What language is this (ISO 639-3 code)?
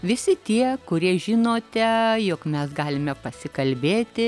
lit